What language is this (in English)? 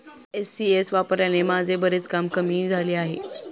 Marathi